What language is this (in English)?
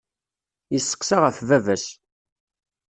Kabyle